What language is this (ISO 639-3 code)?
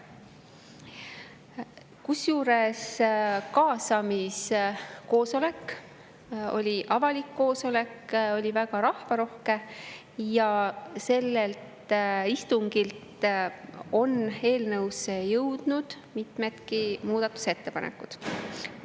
est